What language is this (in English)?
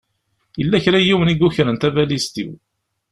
Kabyle